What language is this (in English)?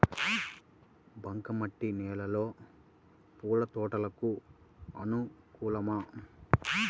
Telugu